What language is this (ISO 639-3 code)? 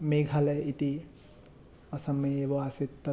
san